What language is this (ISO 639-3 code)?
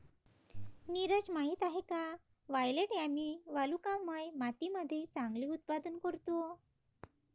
mar